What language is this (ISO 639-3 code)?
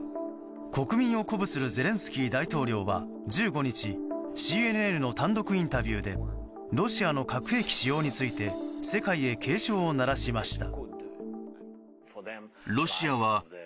jpn